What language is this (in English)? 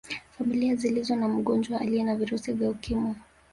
Swahili